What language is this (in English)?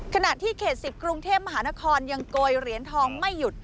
Thai